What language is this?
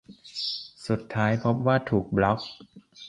Thai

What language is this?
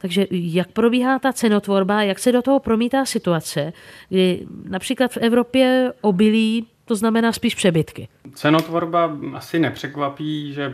Czech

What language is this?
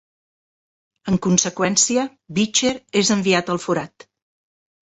Catalan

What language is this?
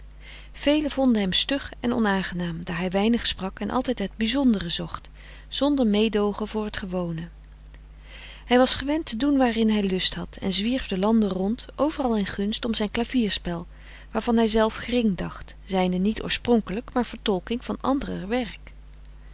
Dutch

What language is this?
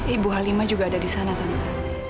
Indonesian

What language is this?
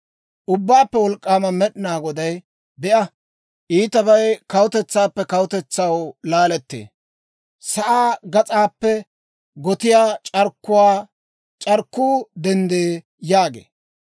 Dawro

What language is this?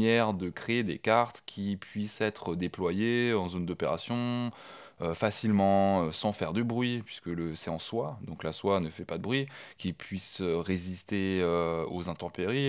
French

